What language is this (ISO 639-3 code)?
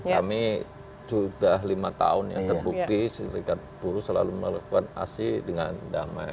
ind